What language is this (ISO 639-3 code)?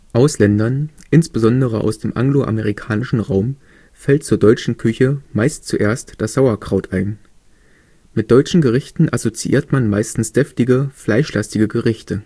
deu